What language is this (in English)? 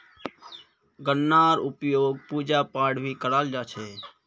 Magahi